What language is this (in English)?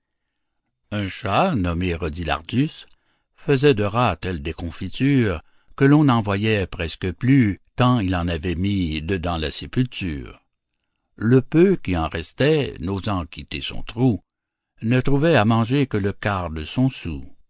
French